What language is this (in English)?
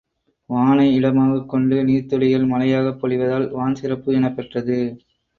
Tamil